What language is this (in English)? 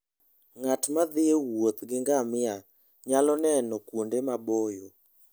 Luo (Kenya and Tanzania)